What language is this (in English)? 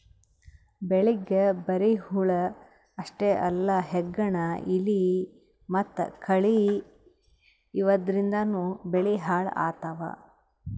Kannada